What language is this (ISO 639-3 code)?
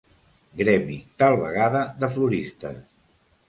cat